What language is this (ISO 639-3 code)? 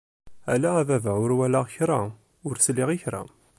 kab